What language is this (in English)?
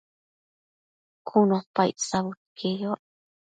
Matsés